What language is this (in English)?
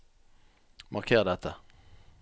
Norwegian